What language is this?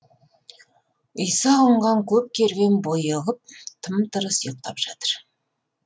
Kazakh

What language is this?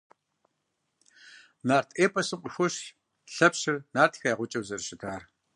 Kabardian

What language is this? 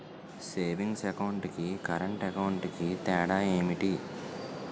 Telugu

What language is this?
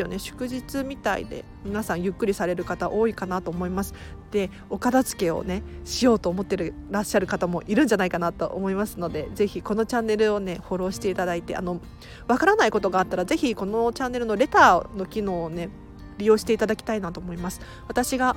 Japanese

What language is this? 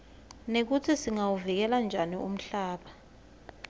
Swati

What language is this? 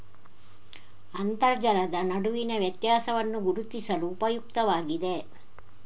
Kannada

